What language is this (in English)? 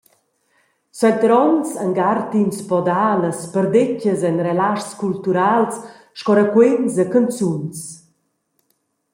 Romansh